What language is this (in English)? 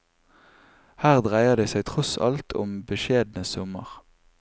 Norwegian